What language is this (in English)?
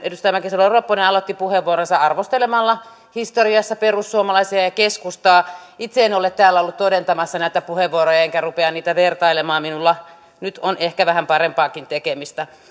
Finnish